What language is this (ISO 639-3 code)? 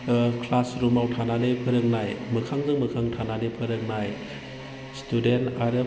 brx